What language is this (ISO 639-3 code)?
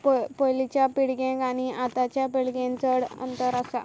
kok